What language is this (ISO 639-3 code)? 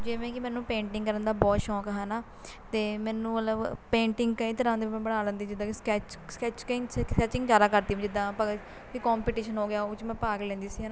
pan